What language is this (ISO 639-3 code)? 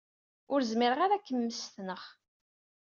kab